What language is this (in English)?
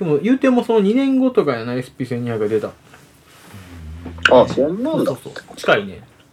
Japanese